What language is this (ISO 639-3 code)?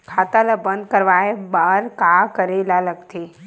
hne